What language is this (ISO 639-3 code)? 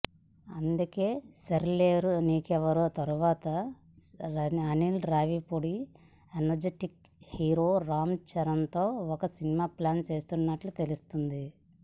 tel